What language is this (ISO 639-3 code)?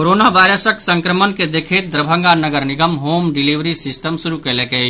mai